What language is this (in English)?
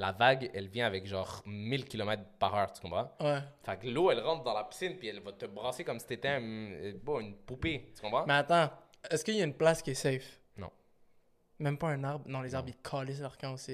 French